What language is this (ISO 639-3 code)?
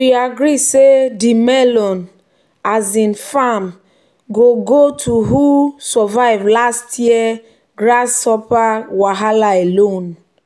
pcm